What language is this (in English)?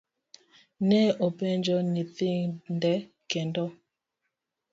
Luo (Kenya and Tanzania)